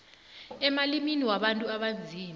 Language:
South Ndebele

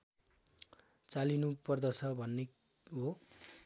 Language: Nepali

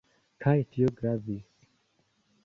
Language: Esperanto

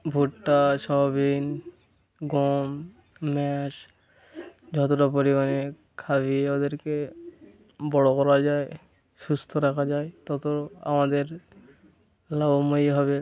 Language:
Bangla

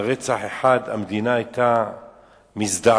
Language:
Hebrew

